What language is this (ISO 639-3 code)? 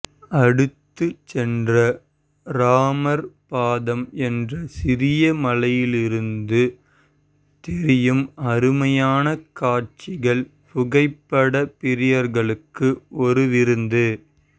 tam